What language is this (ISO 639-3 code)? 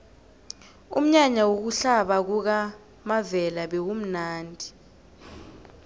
nbl